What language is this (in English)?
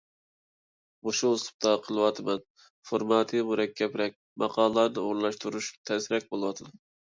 Uyghur